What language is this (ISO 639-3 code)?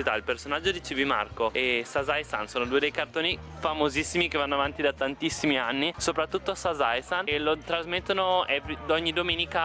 ita